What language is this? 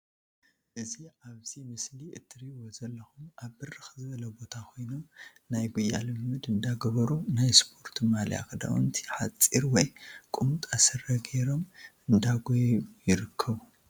Tigrinya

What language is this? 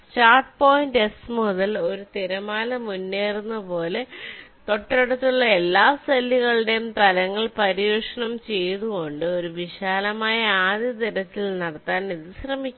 Malayalam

